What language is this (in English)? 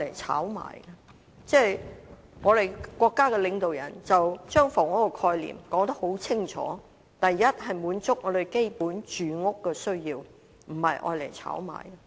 Cantonese